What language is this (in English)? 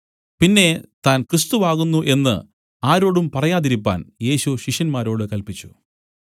Malayalam